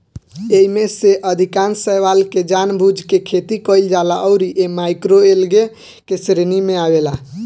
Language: Bhojpuri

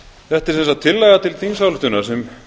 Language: Icelandic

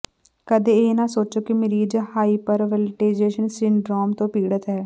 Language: Punjabi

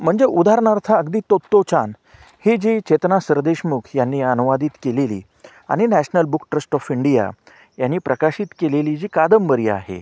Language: Marathi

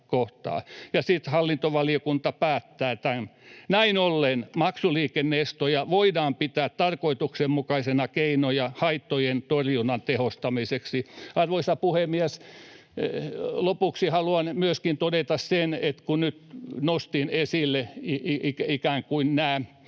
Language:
Finnish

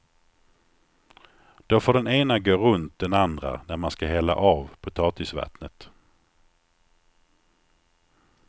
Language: Swedish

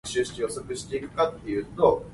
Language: Min Nan Chinese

